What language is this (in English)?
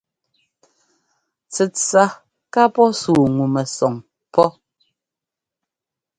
Ngomba